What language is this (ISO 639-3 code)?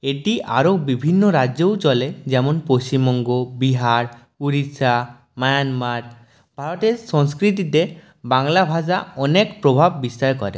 ben